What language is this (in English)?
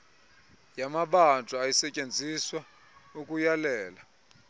Xhosa